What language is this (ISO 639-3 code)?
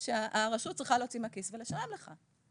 heb